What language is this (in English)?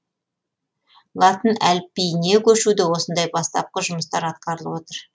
Kazakh